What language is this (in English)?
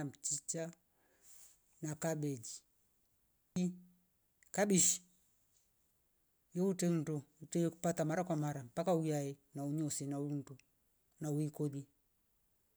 Rombo